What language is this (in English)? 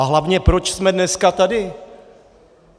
Czech